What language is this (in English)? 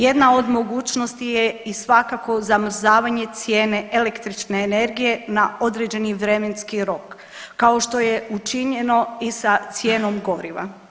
Croatian